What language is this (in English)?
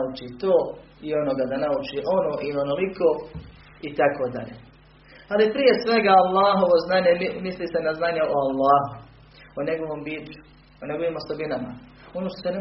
Croatian